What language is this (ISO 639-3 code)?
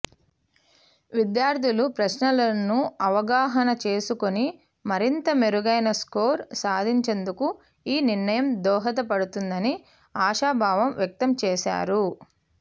tel